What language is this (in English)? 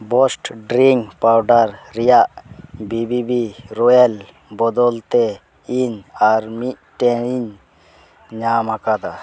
Santali